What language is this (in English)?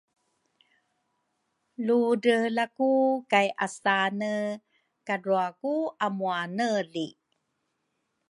Rukai